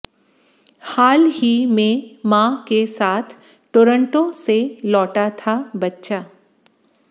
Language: Hindi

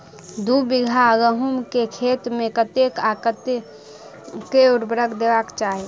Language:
Maithili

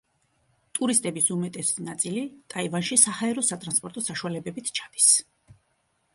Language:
Georgian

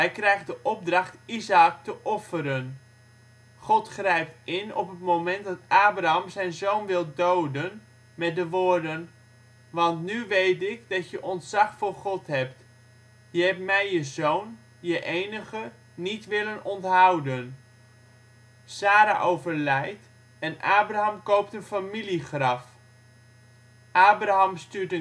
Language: Dutch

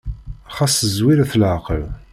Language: Kabyle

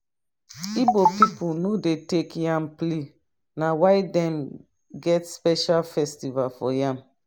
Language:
Nigerian Pidgin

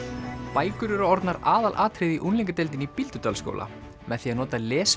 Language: Icelandic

